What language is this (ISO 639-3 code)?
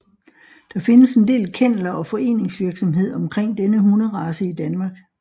dan